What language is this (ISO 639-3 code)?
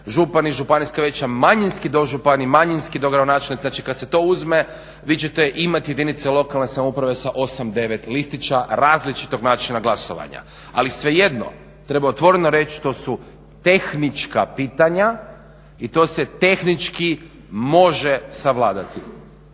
hrv